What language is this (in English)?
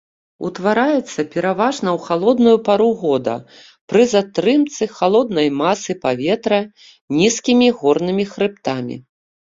Belarusian